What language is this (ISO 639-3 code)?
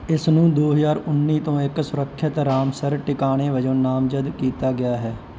pan